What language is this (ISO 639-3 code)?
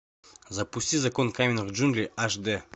rus